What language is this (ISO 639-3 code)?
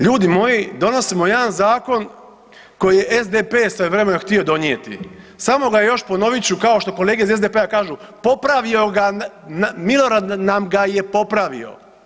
hrv